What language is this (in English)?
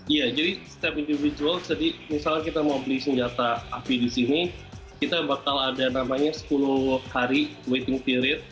Indonesian